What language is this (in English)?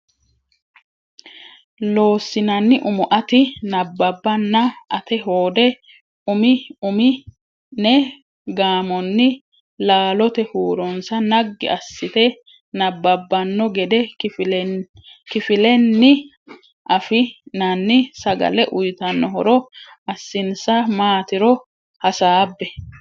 Sidamo